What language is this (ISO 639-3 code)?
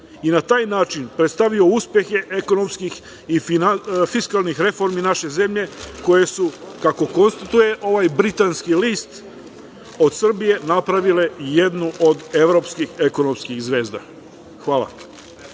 srp